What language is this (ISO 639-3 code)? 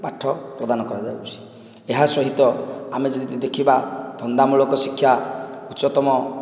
ori